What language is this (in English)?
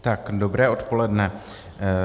Czech